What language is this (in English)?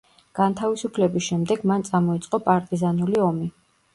Georgian